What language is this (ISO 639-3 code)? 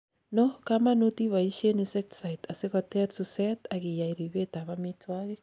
kln